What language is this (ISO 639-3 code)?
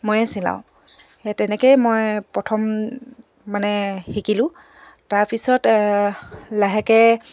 asm